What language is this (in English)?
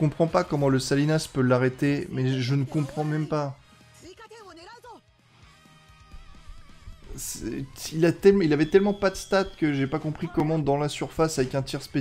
French